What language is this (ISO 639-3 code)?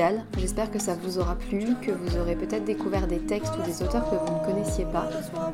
fra